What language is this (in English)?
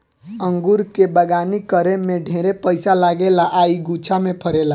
Bhojpuri